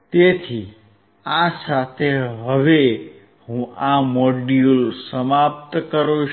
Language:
Gujarati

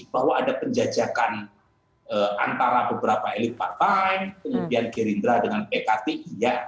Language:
Indonesian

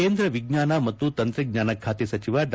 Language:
Kannada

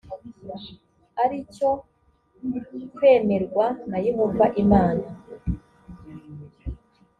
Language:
Kinyarwanda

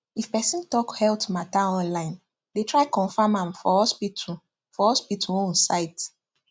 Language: Nigerian Pidgin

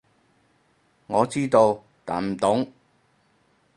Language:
Cantonese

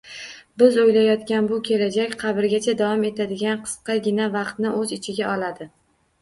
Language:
Uzbek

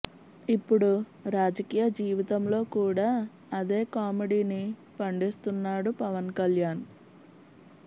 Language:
Telugu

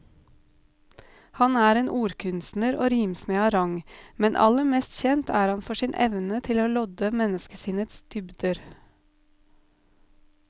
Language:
Norwegian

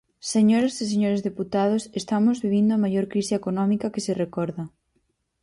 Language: Galician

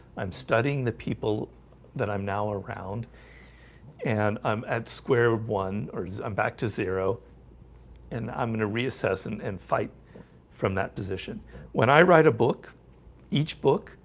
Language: English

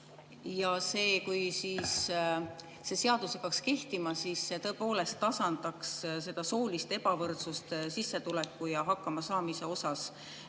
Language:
Estonian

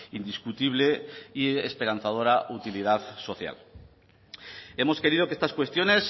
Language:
Spanish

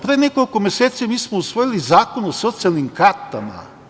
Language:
Serbian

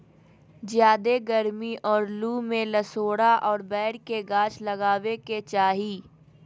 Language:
Magahi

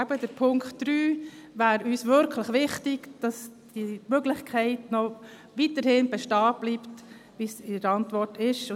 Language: Swiss German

